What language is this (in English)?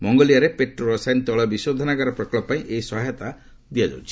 Odia